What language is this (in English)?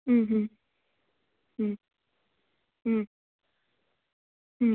Sanskrit